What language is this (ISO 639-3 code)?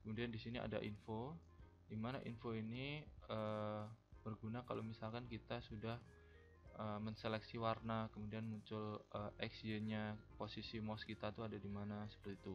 ind